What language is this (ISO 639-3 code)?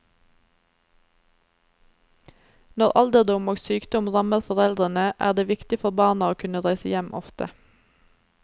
nor